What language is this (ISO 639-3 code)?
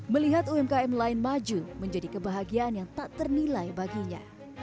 ind